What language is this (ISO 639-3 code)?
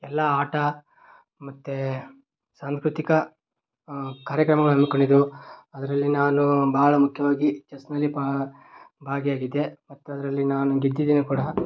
kan